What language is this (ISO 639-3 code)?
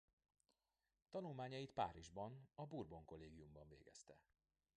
hun